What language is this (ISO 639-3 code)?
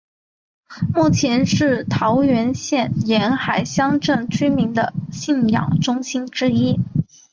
zho